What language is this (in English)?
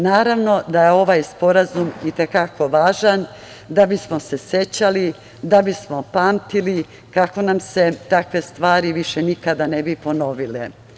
Serbian